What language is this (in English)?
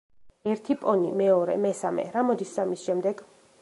Georgian